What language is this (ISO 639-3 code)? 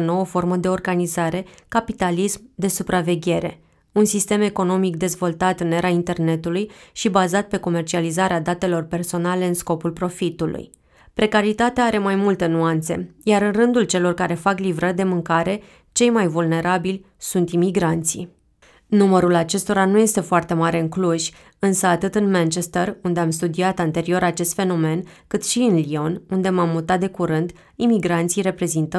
ron